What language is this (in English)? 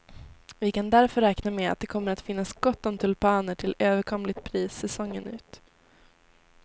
Swedish